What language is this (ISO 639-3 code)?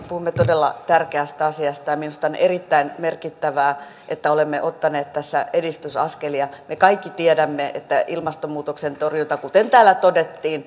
fin